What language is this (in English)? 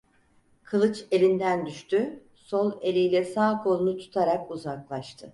Turkish